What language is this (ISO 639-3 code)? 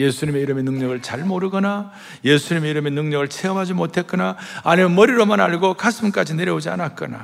kor